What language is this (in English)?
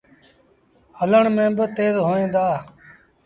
Sindhi Bhil